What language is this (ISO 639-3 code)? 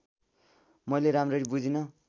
nep